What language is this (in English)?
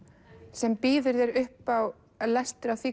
Icelandic